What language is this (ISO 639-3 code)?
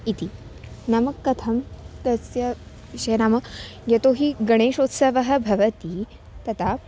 san